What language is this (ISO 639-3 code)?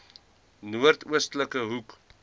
afr